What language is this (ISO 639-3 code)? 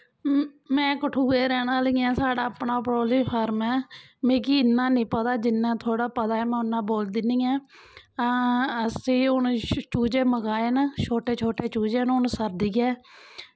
doi